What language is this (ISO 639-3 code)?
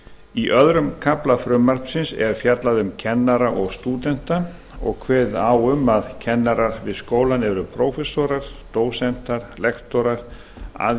isl